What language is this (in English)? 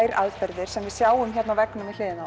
Icelandic